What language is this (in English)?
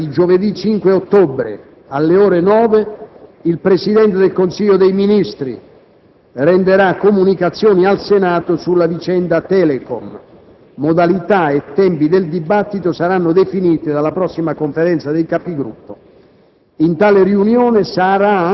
Italian